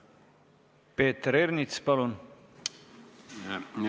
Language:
Estonian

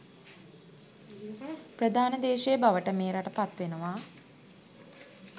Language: Sinhala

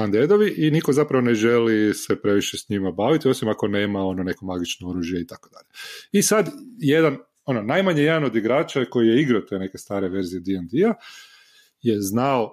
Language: Croatian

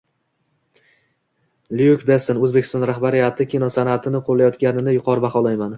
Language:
Uzbek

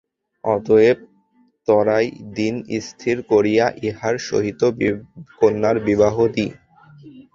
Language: Bangla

